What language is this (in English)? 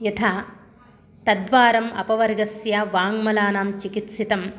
Sanskrit